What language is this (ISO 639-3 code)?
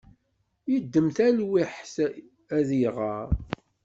kab